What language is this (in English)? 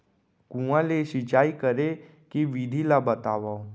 Chhattisgarhi